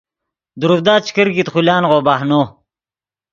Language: Yidgha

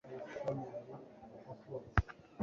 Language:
Kinyarwanda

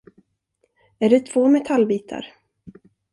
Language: Swedish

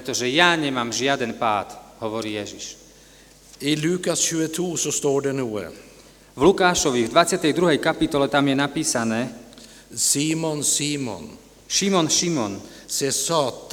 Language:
Slovak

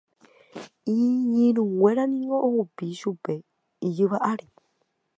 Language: Guarani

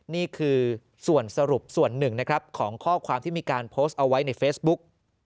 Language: Thai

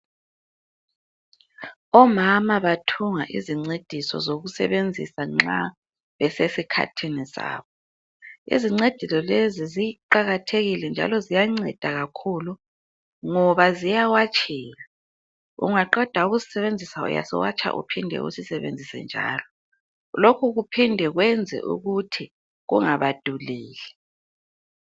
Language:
North Ndebele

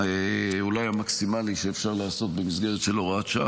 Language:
Hebrew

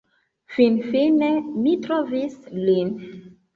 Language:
Esperanto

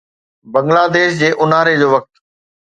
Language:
Sindhi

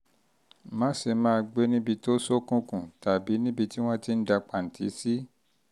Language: Yoruba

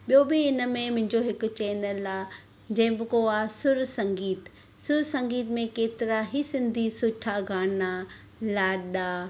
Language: Sindhi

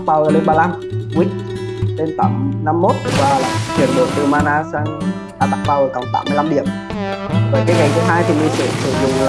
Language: Vietnamese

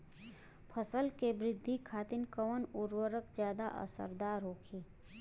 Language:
Bhojpuri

